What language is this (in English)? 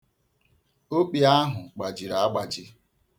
Igbo